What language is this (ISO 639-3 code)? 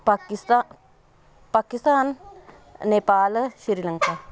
pan